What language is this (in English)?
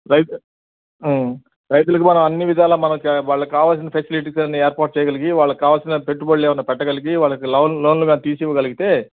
Telugu